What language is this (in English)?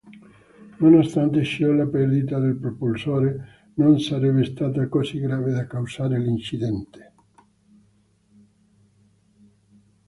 Italian